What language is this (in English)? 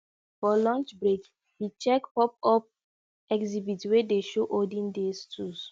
Nigerian Pidgin